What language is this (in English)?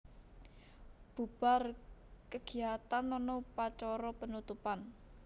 Javanese